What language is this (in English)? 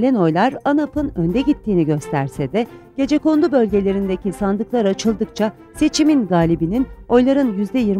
Turkish